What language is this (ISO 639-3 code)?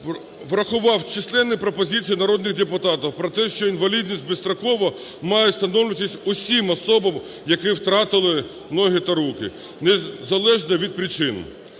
ukr